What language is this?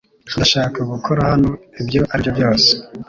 Kinyarwanda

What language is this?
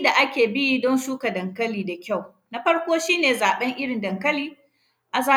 Hausa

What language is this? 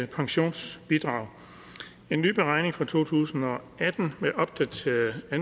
Danish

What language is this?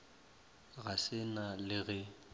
Northern Sotho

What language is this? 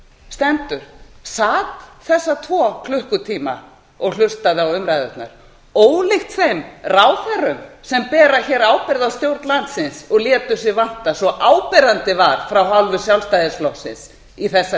Icelandic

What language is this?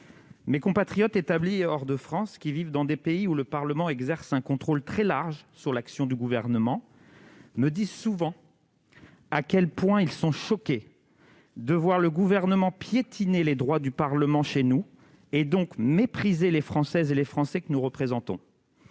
French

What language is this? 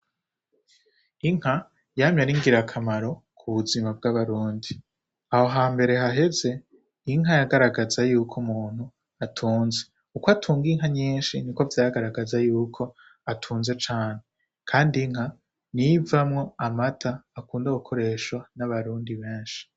Rundi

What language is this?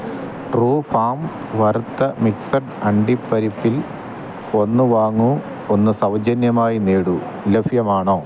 Malayalam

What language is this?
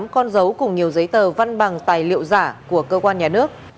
Vietnamese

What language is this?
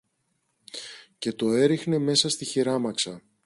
Greek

